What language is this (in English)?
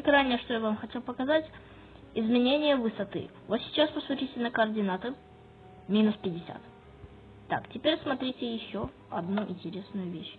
Russian